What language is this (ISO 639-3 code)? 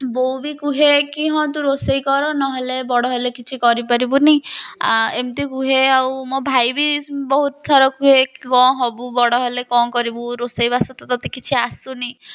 ori